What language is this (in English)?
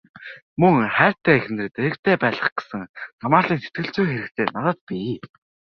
Mongolian